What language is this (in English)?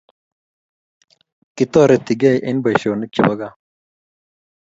Kalenjin